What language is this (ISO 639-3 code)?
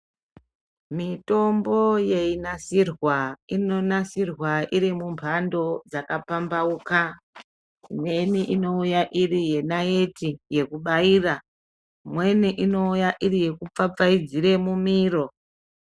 ndc